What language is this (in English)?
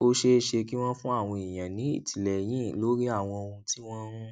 Yoruba